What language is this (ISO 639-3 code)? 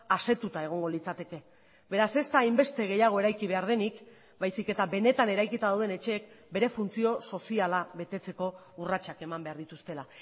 eus